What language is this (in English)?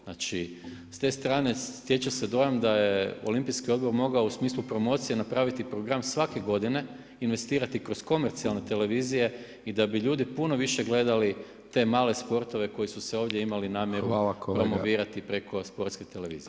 Croatian